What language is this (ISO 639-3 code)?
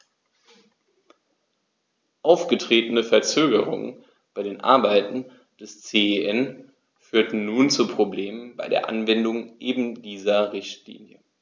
deu